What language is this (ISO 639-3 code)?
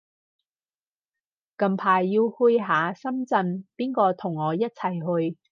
yue